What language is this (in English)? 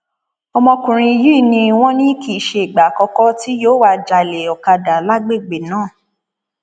Yoruba